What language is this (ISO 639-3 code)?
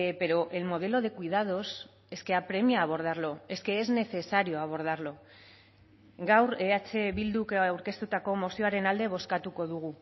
spa